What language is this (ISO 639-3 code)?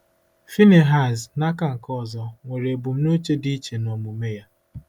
ibo